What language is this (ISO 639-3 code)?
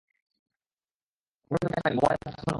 ben